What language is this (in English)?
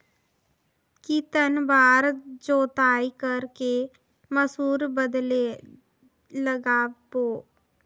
Chhattisgarhi